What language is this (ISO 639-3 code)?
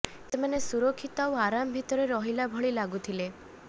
ori